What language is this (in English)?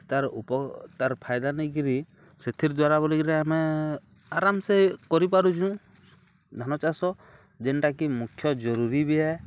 Odia